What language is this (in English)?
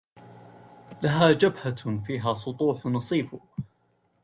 Arabic